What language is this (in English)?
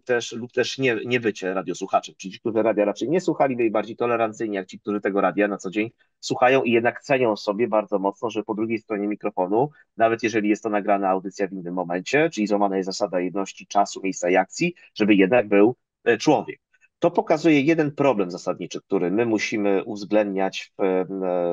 Polish